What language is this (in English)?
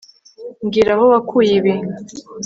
Kinyarwanda